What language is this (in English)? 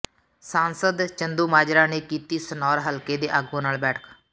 Punjabi